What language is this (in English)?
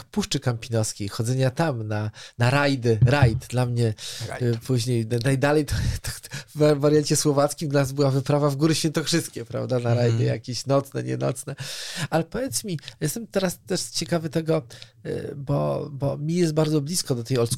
Polish